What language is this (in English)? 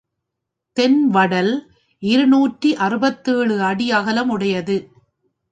Tamil